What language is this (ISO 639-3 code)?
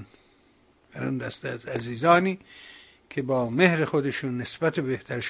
fas